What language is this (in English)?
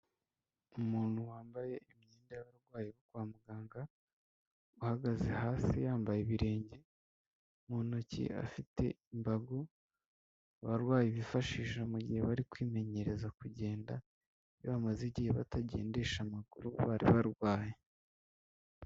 Kinyarwanda